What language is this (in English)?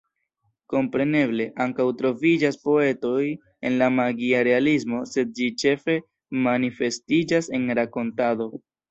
Esperanto